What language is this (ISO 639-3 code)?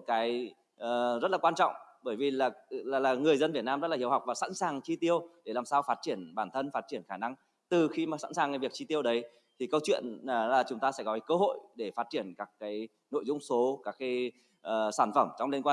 vie